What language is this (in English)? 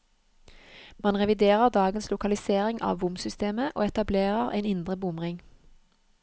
Norwegian